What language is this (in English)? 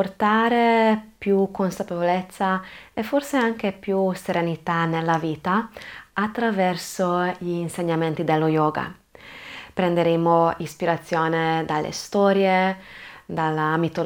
Italian